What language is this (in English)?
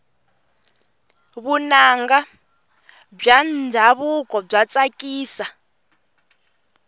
Tsonga